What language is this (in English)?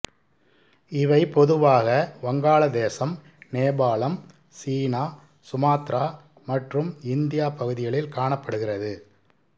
Tamil